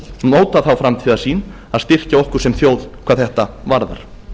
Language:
Icelandic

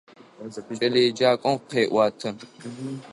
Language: Adyghe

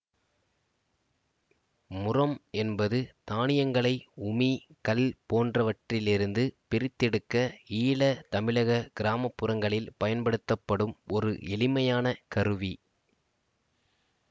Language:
Tamil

